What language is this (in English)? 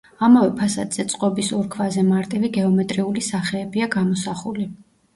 Georgian